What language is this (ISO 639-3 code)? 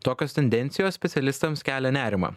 lit